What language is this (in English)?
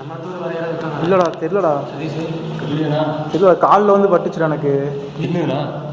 Tamil